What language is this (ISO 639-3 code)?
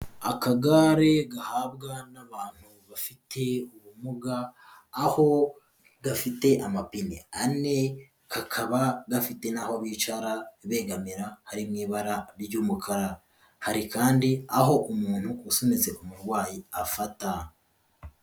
kin